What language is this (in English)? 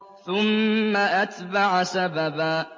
Arabic